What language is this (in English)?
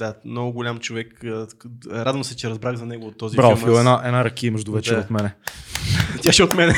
Bulgarian